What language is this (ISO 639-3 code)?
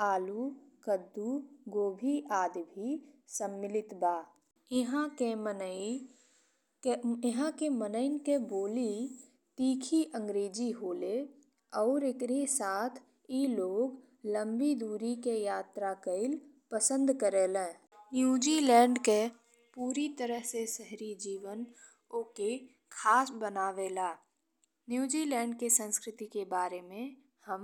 bho